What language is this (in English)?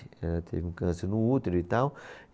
Portuguese